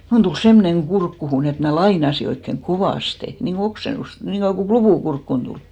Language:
Finnish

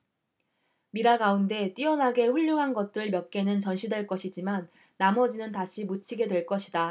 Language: Korean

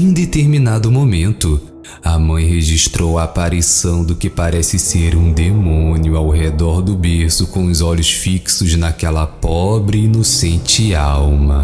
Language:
Portuguese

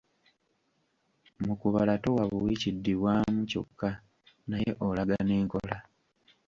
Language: Ganda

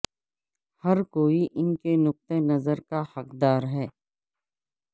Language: Urdu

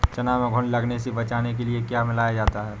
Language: Hindi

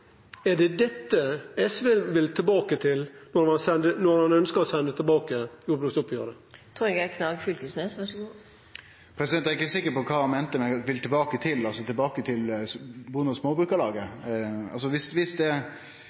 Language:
Norwegian Nynorsk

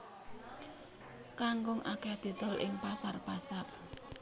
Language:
Javanese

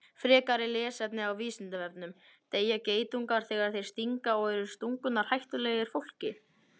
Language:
Icelandic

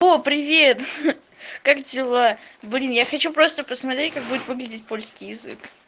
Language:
Russian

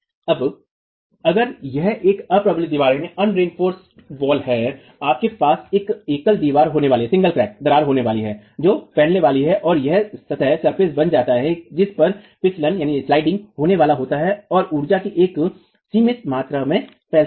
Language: Hindi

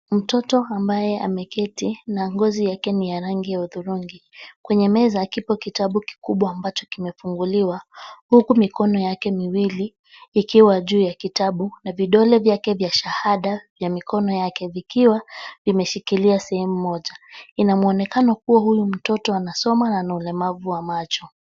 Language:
Swahili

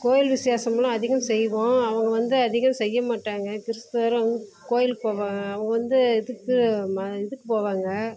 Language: Tamil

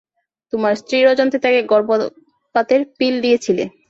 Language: Bangla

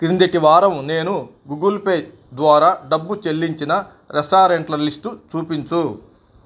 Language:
Telugu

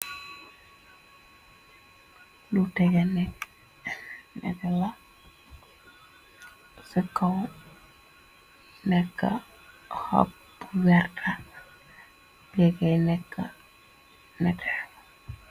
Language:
Wolof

